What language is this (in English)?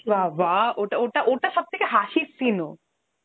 Bangla